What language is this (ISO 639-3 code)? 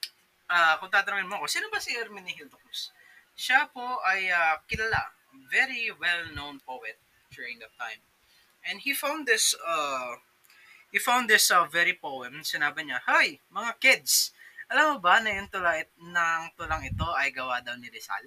fil